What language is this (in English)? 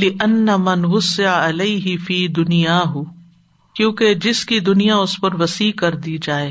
Urdu